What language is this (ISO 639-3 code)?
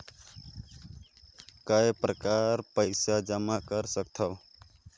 hne